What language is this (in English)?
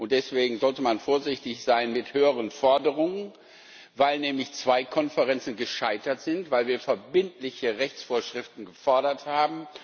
German